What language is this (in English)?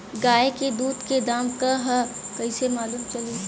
Bhojpuri